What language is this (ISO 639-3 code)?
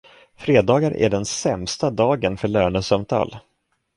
swe